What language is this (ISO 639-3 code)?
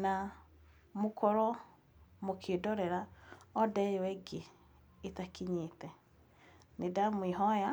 kik